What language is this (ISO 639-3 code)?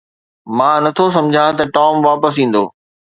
snd